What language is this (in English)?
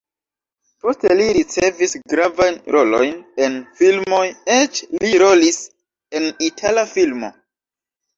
Esperanto